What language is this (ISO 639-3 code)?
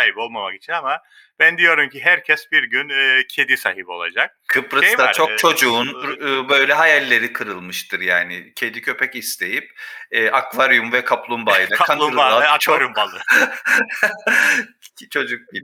tur